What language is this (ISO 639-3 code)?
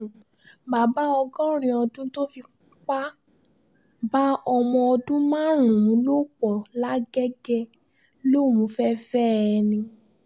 yor